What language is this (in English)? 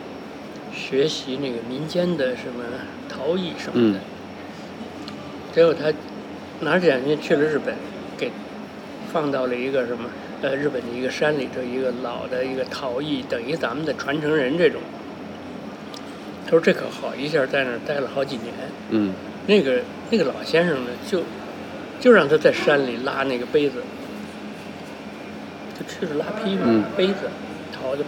Chinese